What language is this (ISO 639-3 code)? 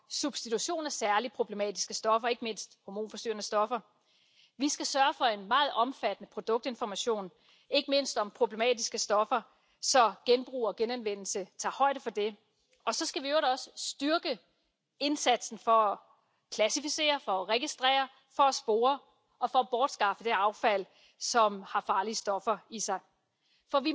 fin